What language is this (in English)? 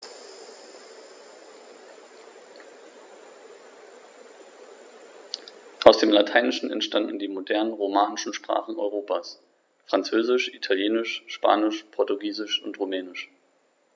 German